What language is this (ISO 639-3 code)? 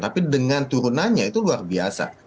ind